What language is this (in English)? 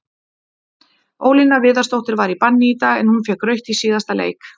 Icelandic